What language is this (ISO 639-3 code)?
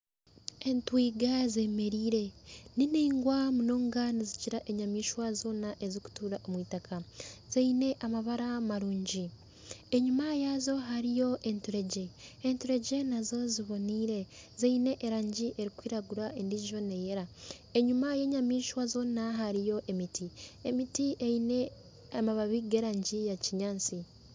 nyn